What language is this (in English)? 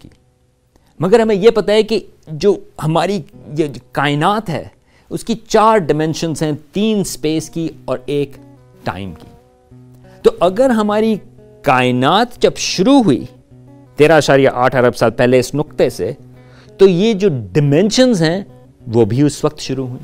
Urdu